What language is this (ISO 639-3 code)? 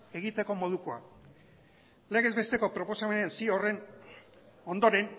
eus